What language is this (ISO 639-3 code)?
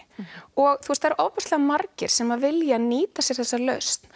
isl